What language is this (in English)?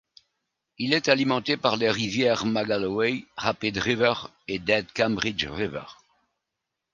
French